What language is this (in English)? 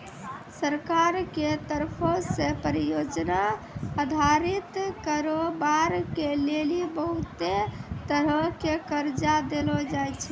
Maithili